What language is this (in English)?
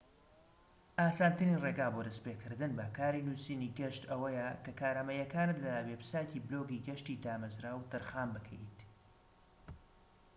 Central Kurdish